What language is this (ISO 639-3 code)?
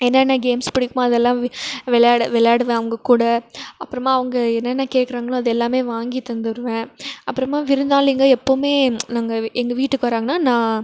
tam